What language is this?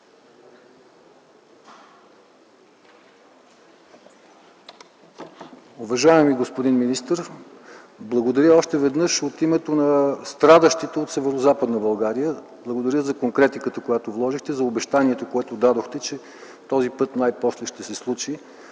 Bulgarian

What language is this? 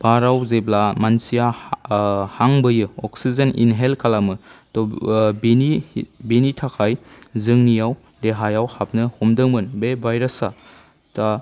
Bodo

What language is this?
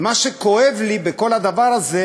Hebrew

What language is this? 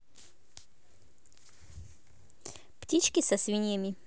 Russian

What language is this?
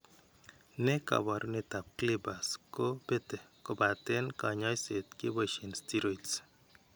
Kalenjin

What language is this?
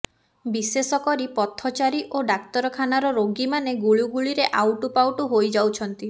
Odia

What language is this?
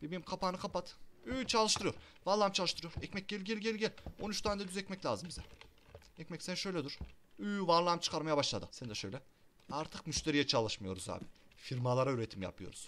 Turkish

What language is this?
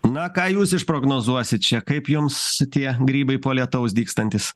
Lithuanian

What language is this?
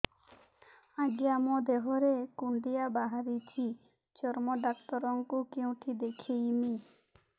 Odia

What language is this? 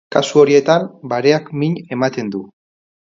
Basque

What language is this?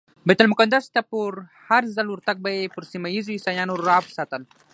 Pashto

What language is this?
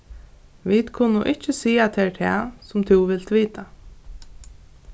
Faroese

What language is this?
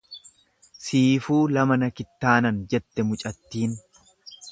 Oromo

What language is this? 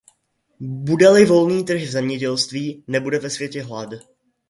Czech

